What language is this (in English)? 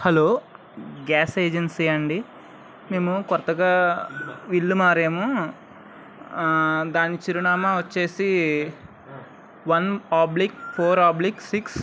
Telugu